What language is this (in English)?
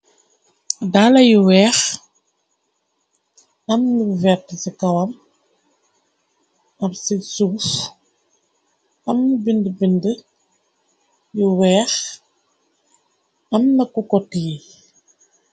Wolof